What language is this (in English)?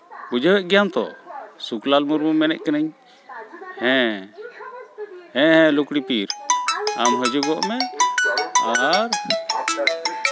Santali